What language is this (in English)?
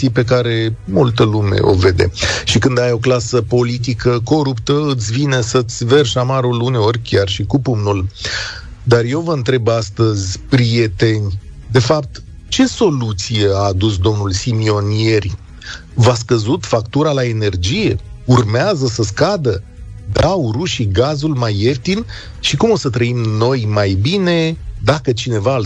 Romanian